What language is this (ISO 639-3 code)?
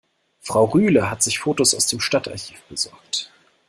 deu